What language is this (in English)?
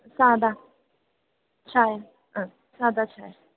Malayalam